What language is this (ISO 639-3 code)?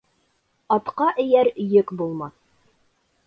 bak